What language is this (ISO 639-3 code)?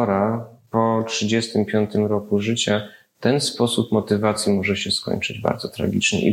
pol